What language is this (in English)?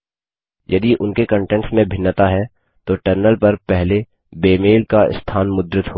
Hindi